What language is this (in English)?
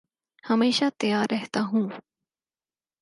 Urdu